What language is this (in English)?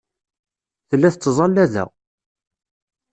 Kabyle